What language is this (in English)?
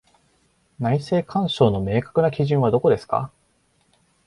Japanese